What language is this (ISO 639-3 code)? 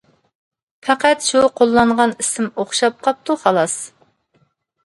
uig